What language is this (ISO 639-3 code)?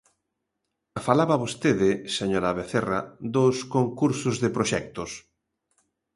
glg